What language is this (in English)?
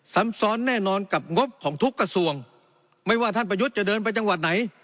Thai